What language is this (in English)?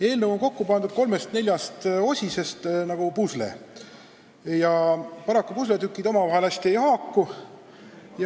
Estonian